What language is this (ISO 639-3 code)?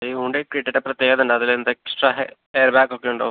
mal